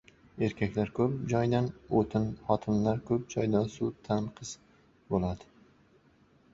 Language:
Uzbek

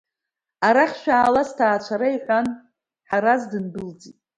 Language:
Abkhazian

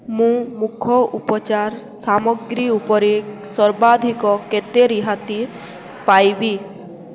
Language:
Odia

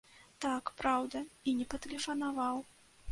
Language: Belarusian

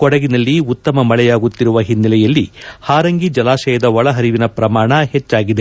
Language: Kannada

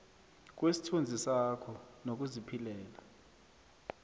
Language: South Ndebele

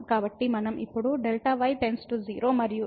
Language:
Telugu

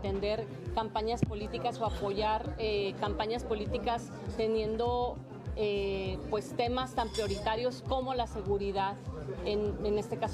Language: Spanish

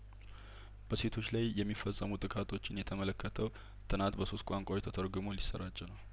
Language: Amharic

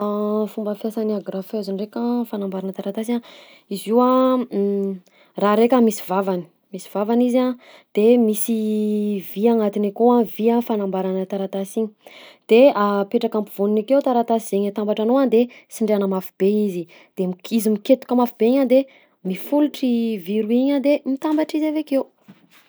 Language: Southern Betsimisaraka Malagasy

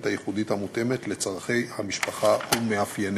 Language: Hebrew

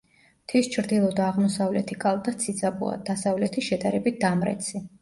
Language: Georgian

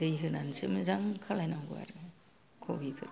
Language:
Bodo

